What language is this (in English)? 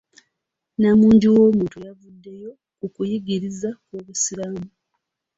Ganda